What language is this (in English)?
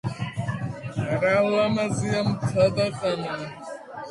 Georgian